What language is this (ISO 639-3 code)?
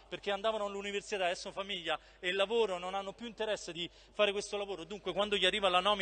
ita